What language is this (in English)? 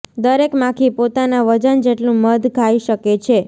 Gujarati